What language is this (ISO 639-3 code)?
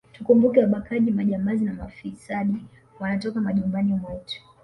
swa